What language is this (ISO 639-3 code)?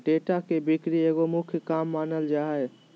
mag